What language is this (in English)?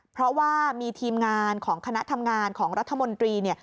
Thai